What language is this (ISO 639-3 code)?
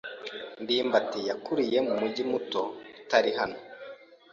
kin